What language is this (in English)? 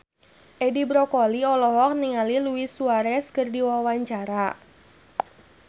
Sundanese